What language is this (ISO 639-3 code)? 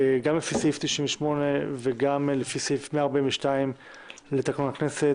heb